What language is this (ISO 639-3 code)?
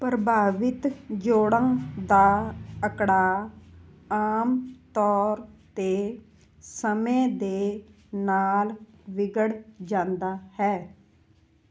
pan